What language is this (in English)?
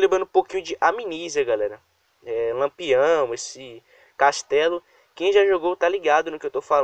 Portuguese